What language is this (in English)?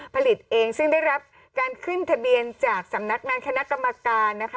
Thai